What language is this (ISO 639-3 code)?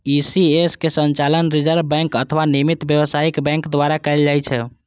mai